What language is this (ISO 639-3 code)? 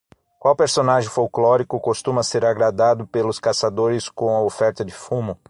por